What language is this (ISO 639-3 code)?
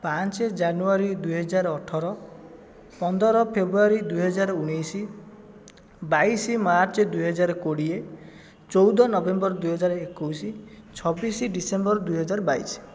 ori